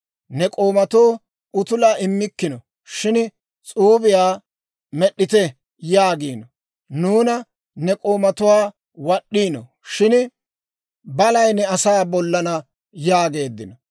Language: Dawro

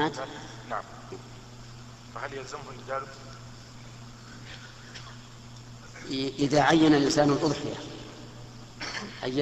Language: Arabic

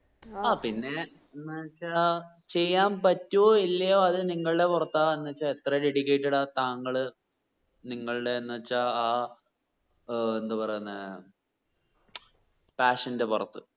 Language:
Malayalam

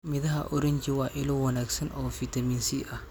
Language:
Somali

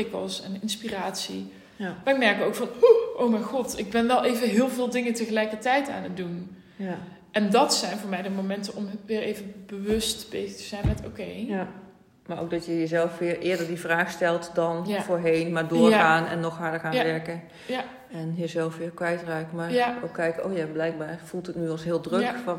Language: Dutch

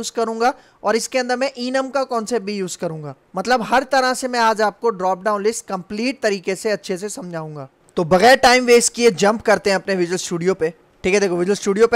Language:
Hindi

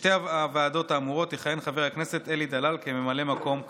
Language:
Hebrew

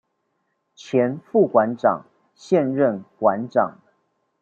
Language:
Chinese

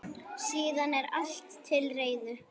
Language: Icelandic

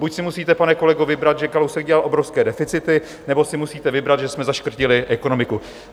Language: Czech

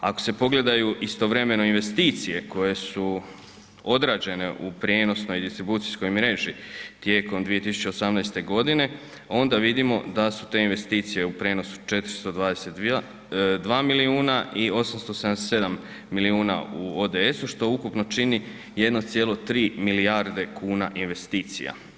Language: Croatian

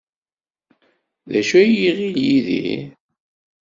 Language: Kabyle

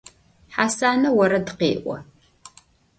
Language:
Adyghe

